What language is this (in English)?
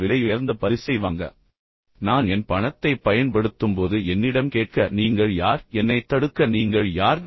Tamil